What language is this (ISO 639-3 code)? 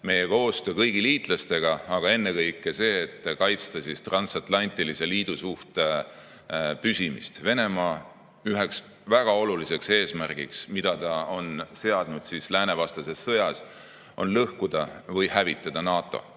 est